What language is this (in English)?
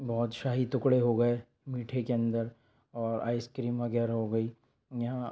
Urdu